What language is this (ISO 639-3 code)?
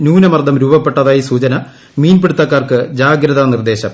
mal